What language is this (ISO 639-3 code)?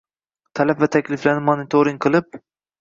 uzb